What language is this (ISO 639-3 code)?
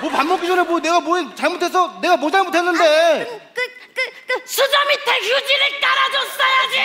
kor